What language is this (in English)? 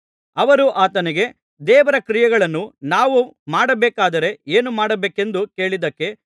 Kannada